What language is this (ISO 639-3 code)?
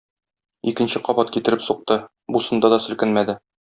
tat